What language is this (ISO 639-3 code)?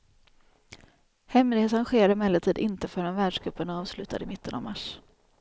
swe